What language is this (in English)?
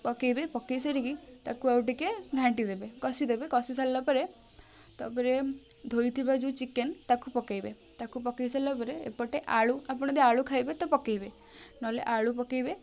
Odia